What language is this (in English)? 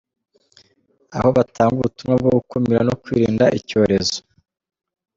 Kinyarwanda